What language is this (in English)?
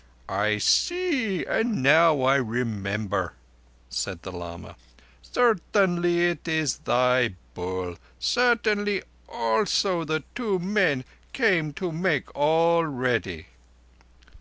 English